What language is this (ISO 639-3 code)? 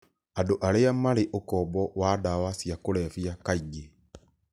kik